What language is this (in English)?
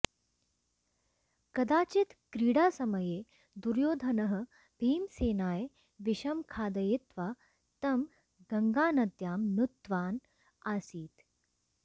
Sanskrit